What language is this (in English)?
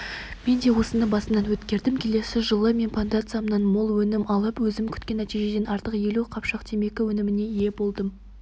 Kazakh